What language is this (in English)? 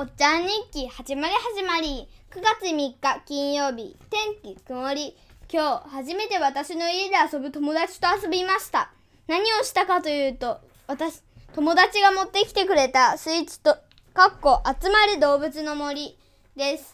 Japanese